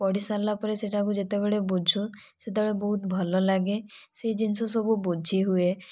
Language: Odia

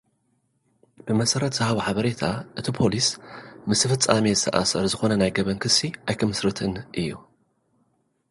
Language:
Tigrinya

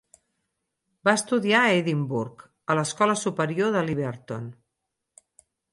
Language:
Catalan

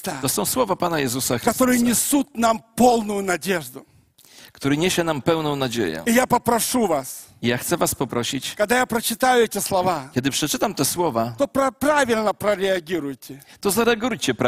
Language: Polish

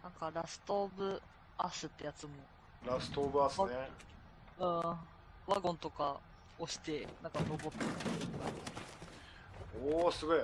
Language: Japanese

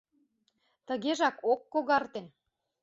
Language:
Mari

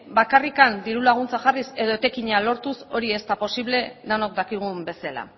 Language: Basque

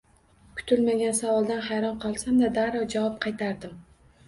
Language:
Uzbek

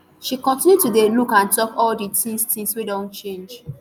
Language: Nigerian Pidgin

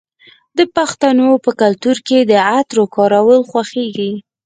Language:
Pashto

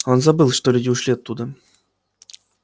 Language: Russian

